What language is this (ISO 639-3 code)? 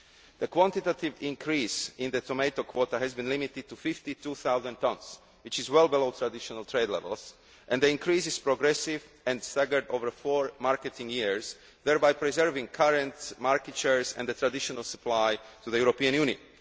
eng